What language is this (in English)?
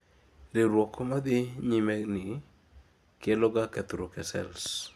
Luo (Kenya and Tanzania)